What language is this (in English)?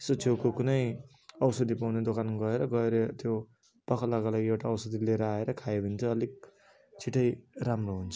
Nepali